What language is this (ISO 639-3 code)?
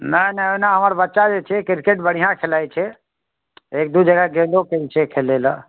mai